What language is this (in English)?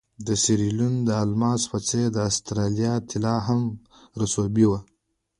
Pashto